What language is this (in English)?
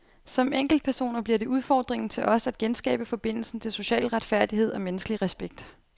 Danish